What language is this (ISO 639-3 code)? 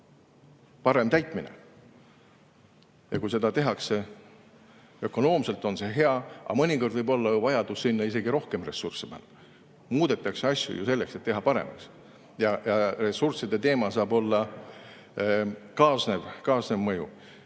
est